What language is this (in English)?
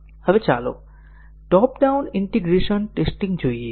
Gujarati